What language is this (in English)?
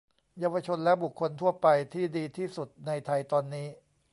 Thai